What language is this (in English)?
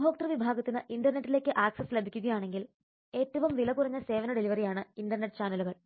Malayalam